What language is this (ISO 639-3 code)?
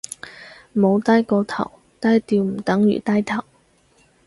yue